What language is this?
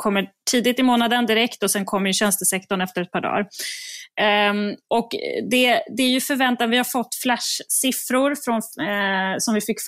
Swedish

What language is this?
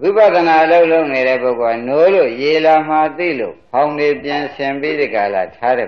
Spanish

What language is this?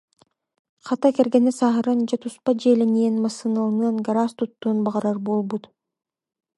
Yakut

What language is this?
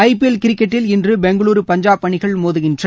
Tamil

